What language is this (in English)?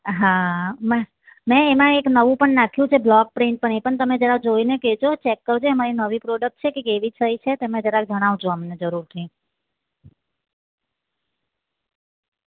Gujarati